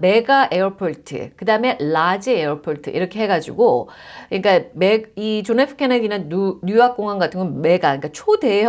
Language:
Korean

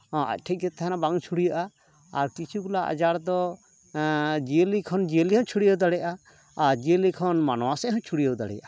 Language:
Santali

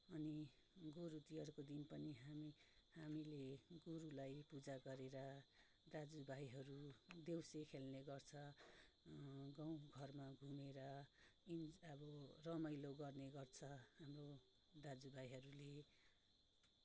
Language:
Nepali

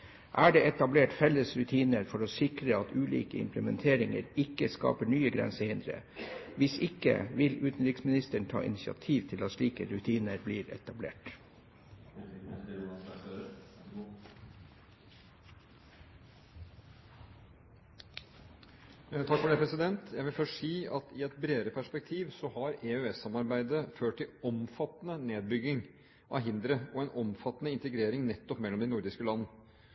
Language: Norwegian Bokmål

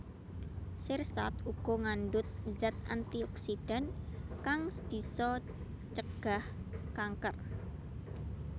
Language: Javanese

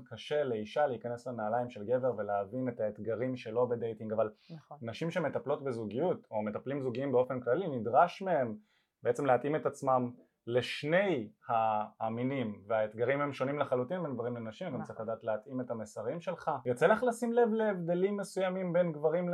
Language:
Hebrew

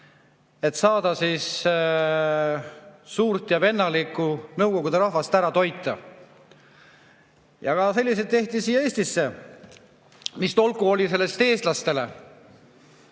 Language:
Estonian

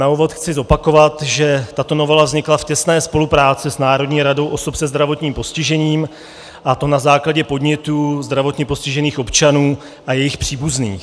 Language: Czech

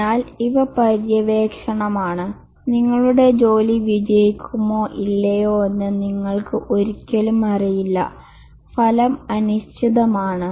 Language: Malayalam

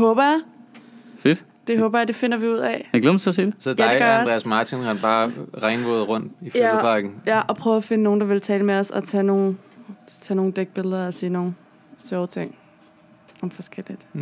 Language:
Danish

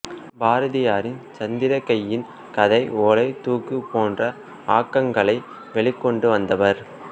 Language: Tamil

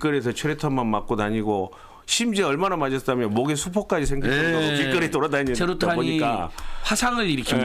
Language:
Korean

